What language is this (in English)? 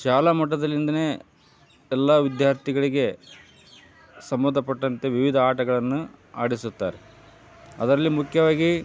Kannada